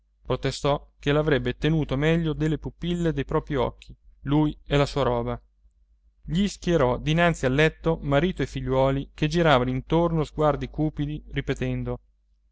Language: Italian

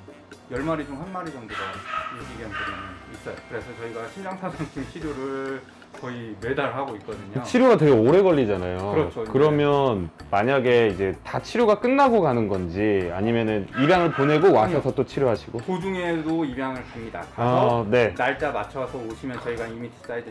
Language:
Korean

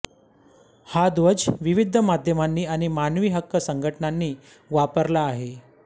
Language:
Marathi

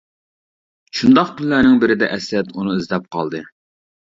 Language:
Uyghur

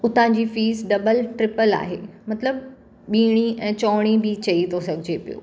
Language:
Sindhi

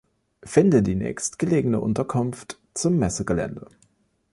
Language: German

